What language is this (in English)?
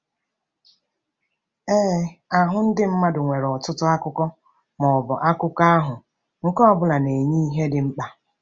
Igbo